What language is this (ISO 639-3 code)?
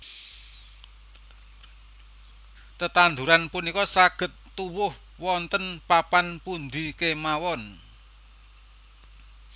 jav